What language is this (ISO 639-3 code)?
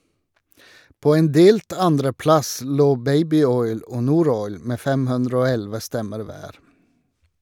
nor